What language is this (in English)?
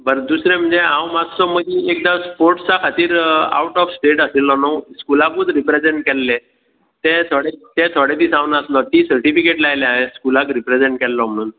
Konkani